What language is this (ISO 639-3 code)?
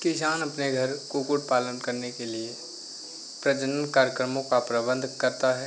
hin